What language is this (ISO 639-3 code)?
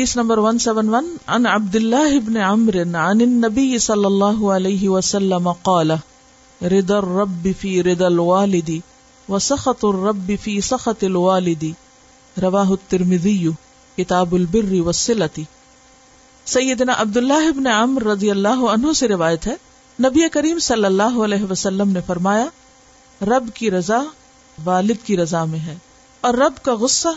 urd